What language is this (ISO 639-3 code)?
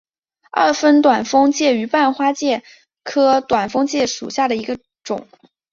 zho